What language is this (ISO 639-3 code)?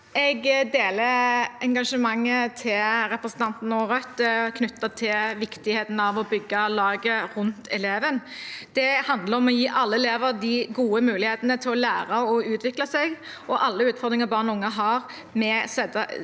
nor